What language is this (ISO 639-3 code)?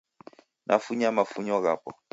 dav